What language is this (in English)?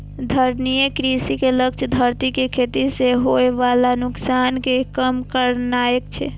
Maithili